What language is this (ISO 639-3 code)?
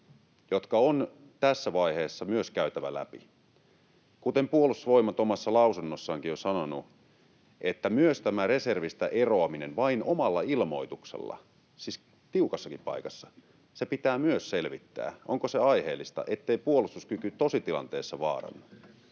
fin